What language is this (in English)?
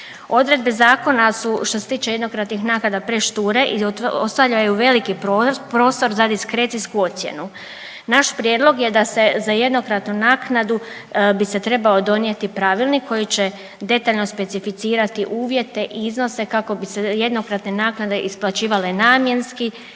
Croatian